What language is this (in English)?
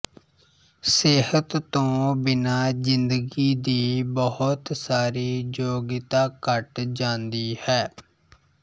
Punjabi